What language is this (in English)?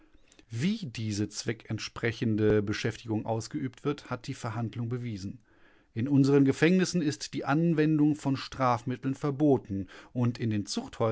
German